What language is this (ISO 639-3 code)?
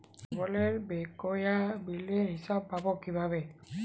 ben